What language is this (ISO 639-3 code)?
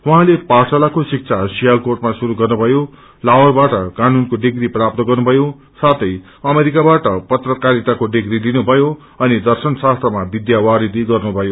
nep